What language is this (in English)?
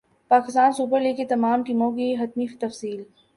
Urdu